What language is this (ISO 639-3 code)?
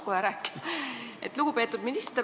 est